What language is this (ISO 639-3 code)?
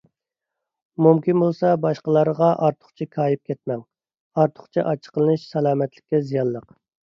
uig